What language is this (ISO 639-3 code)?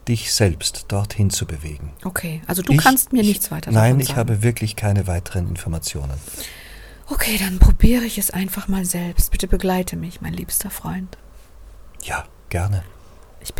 deu